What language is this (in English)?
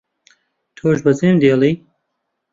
Central Kurdish